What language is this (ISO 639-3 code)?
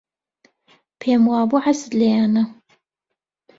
ckb